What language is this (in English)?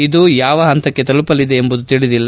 Kannada